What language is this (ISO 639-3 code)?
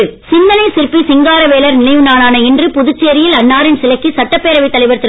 tam